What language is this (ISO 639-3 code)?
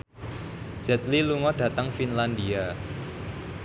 jav